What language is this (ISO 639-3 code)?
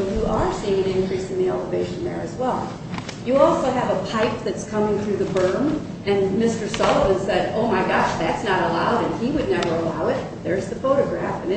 eng